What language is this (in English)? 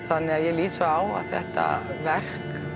Icelandic